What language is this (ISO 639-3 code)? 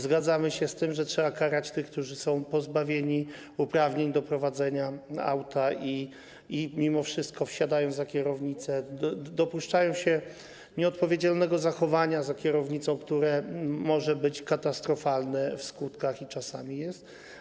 pol